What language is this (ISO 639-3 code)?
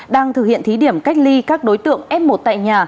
vie